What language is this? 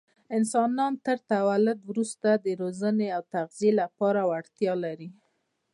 Pashto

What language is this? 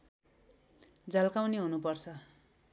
Nepali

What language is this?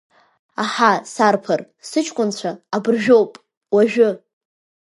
Abkhazian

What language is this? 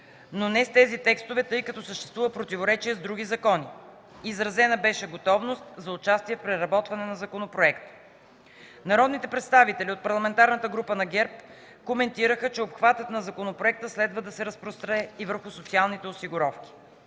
Bulgarian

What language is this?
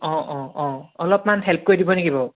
Assamese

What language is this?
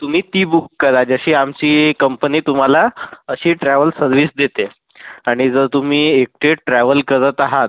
Marathi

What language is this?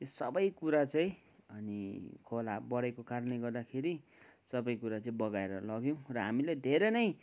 Nepali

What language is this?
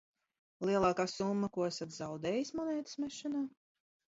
Latvian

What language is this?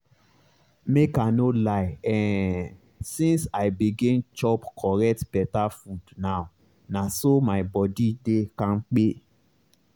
Nigerian Pidgin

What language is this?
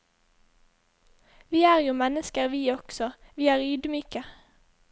Norwegian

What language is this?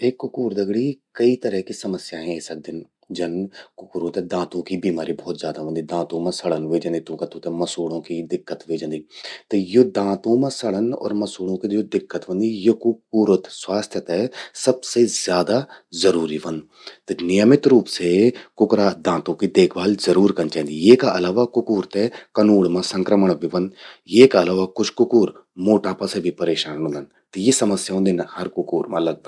Garhwali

